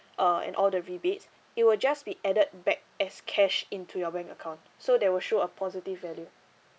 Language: English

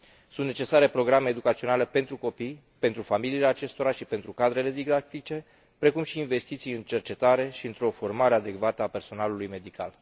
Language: Romanian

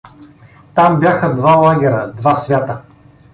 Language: Bulgarian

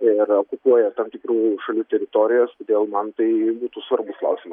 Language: Lithuanian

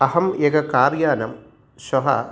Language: Sanskrit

